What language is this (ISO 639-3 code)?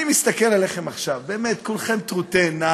heb